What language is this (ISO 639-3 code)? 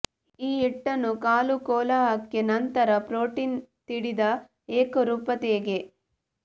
kan